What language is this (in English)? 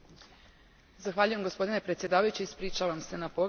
Croatian